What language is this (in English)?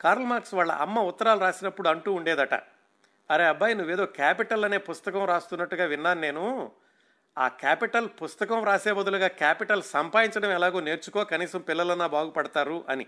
Telugu